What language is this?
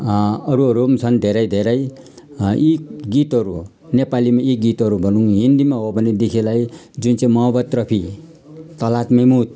Nepali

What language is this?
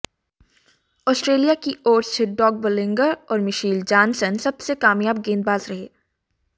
Hindi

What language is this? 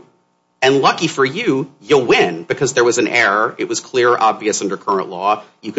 English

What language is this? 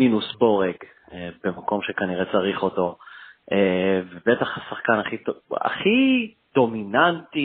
Hebrew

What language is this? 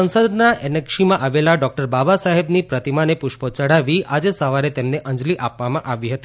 Gujarati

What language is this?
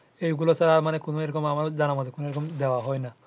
Bangla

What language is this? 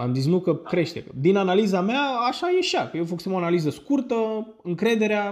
Romanian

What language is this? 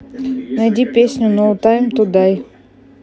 Russian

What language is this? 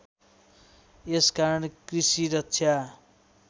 Nepali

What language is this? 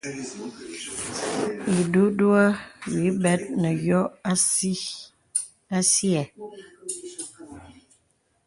Bebele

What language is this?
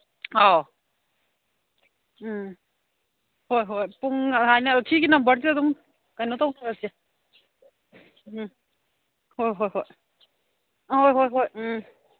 Manipuri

